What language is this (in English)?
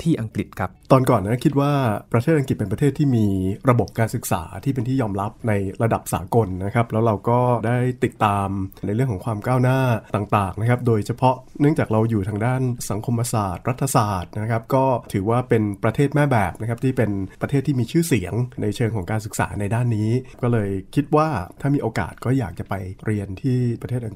Thai